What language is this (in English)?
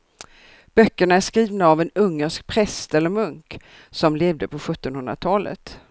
Swedish